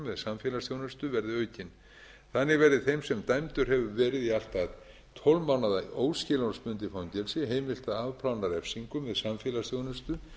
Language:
Icelandic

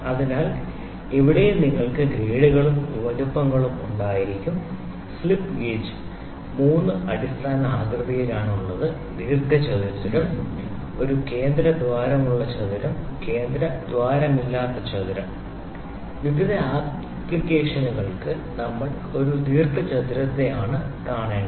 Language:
Malayalam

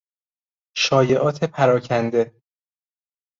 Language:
Persian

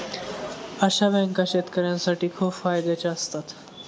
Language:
Marathi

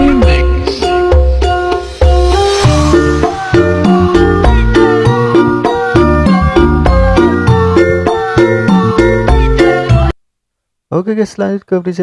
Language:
Indonesian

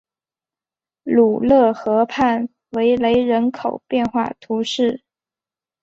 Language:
Chinese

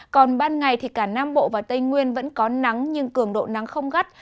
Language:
Vietnamese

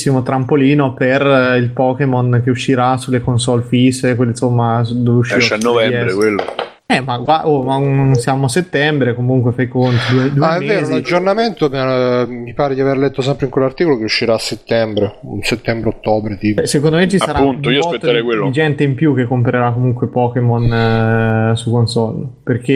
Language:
Italian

